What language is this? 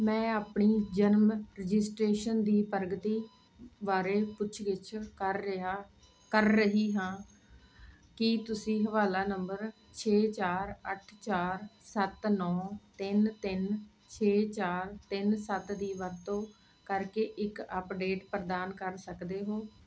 Punjabi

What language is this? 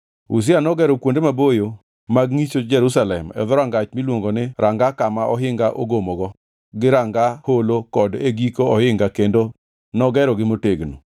Luo (Kenya and Tanzania)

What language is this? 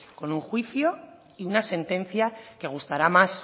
Spanish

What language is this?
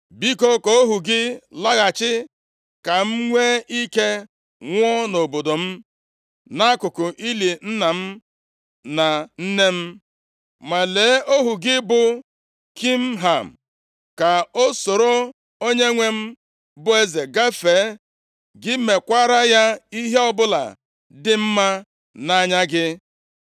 Igbo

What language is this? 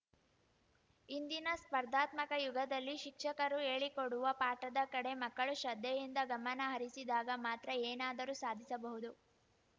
Kannada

